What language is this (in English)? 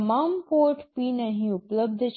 Gujarati